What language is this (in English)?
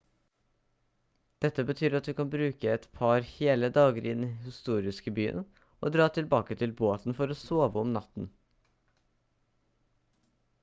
Norwegian Bokmål